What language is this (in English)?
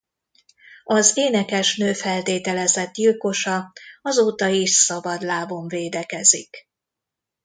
Hungarian